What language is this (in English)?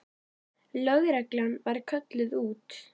Icelandic